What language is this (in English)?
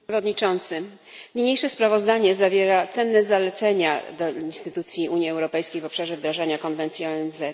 Polish